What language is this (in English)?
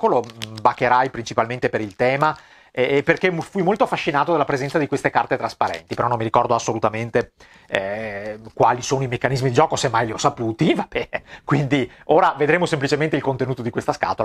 Italian